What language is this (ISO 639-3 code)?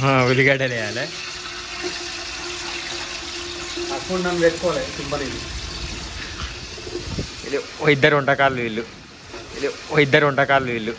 ind